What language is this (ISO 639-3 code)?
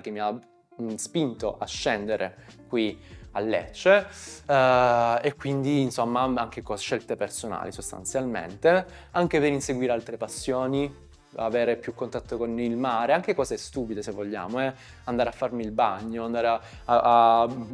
ita